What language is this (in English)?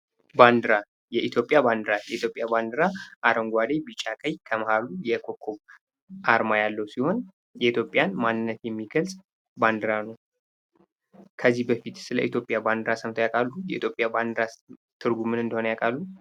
Amharic